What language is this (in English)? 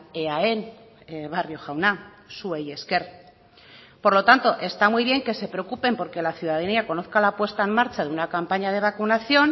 Spanish